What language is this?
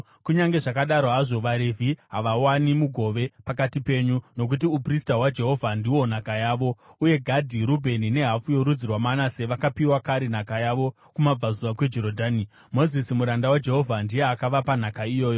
Shona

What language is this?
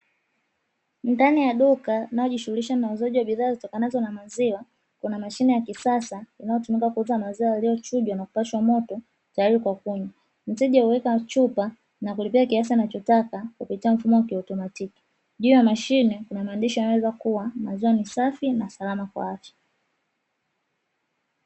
Swahili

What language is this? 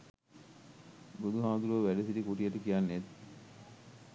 Sinhala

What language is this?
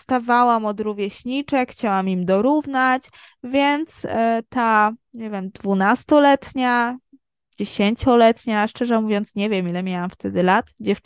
Polish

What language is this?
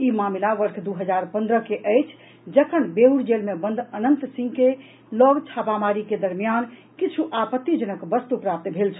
Maithili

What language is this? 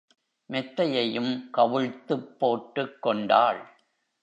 Tamil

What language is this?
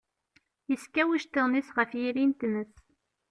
Kabyle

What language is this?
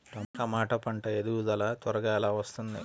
Telugu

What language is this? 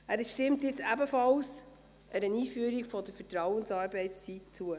Swiss German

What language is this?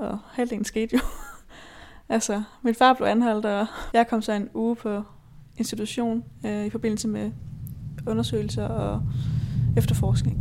Danish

